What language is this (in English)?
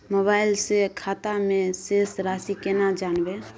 Maithili